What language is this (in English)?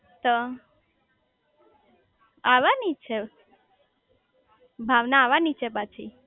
Gujarati